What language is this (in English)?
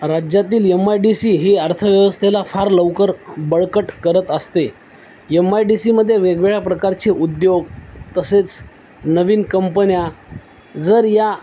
Marathi